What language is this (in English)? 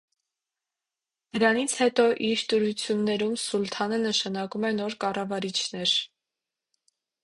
Armenian